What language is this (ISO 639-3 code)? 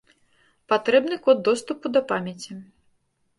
bel